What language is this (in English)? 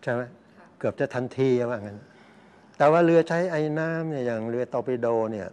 Thai